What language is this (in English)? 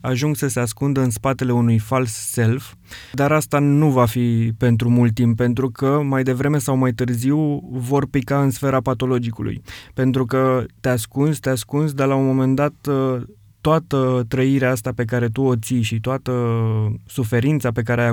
Romanian